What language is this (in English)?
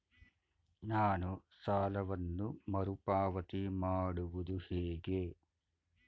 Kannada